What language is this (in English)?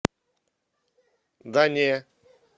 Russian